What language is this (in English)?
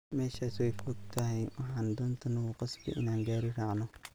Somali